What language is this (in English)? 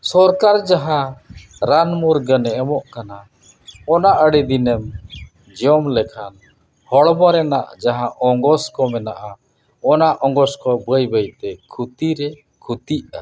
Santali